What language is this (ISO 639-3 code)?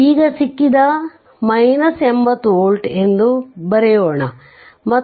kan